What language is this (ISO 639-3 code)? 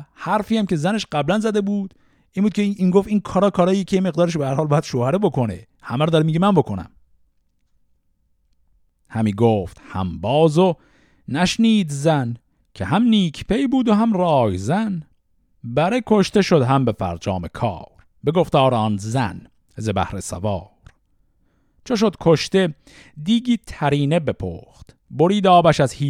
fas